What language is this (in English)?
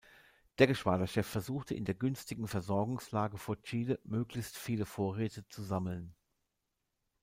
German